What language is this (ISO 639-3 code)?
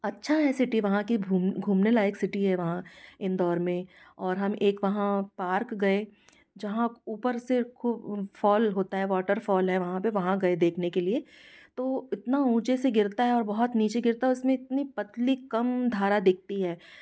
hin